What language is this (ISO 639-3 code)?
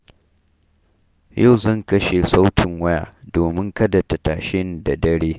hau